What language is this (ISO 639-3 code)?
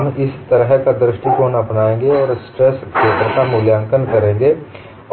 hin